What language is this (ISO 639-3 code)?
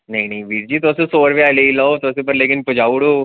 doi